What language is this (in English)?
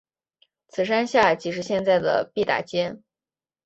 Chinese